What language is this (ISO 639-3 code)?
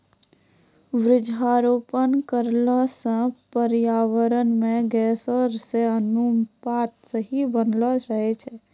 mai